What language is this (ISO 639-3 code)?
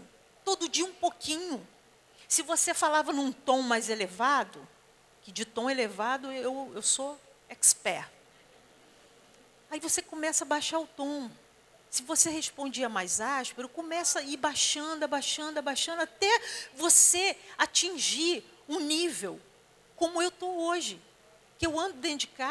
por